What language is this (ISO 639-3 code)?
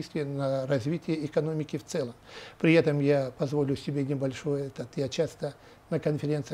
rus